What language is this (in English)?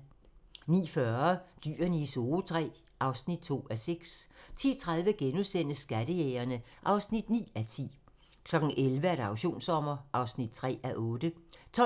Danish